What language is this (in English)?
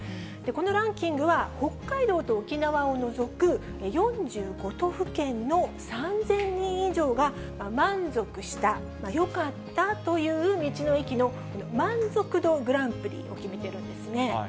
Japanese